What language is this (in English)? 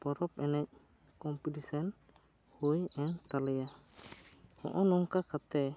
Santali